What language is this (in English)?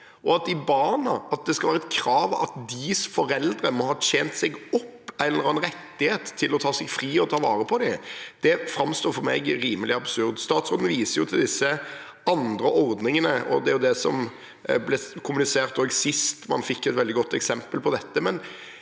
Norwegian